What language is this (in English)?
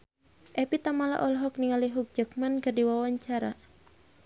Sundanese